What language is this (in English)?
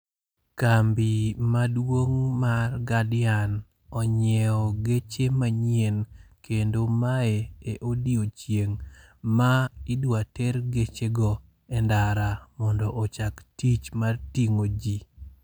Luo (Kenya and Tanzania)